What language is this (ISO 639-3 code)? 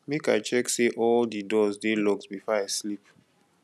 pcm